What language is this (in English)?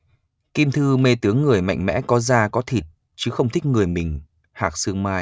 Vietnamese